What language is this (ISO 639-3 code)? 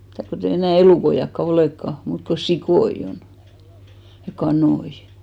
fin